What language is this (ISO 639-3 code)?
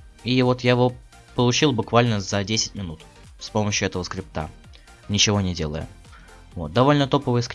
rus